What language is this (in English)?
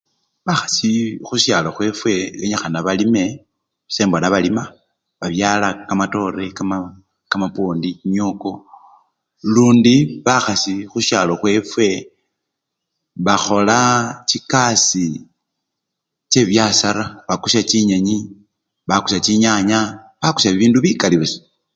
Luyia